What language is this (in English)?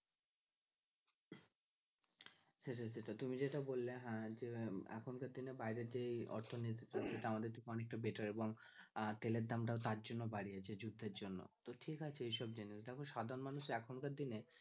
Bangla